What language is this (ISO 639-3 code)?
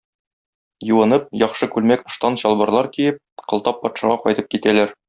tat